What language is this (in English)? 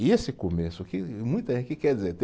Portuguese